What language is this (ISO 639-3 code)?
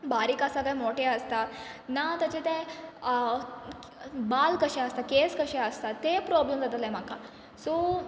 kok